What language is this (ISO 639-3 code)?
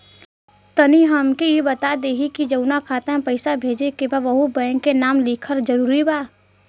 bho